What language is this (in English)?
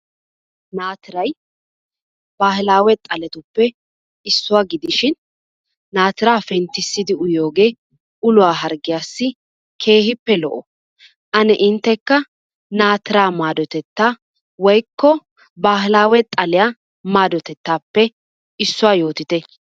Wolaytta